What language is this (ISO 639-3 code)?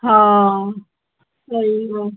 snd